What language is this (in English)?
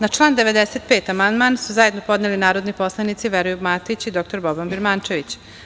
Serbian